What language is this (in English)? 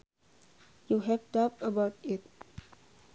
Sundanese